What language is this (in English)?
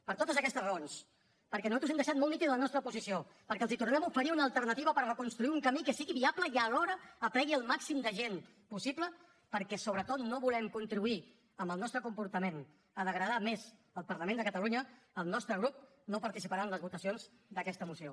Catalan